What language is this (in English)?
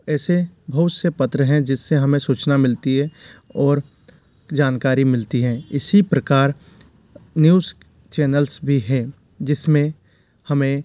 Hindi